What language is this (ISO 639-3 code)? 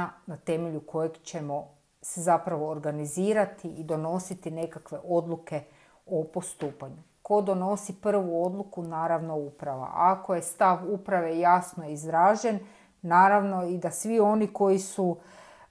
hrv